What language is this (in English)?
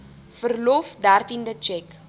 Afrikaans